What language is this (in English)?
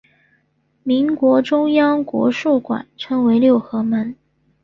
Chinese